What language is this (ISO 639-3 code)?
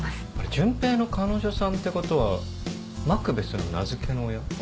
jpn